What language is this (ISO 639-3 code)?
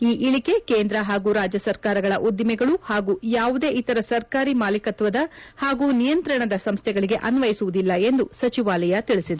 kan